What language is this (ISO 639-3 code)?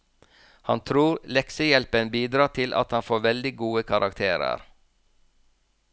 nor